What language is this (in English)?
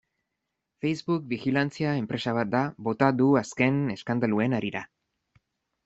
Basque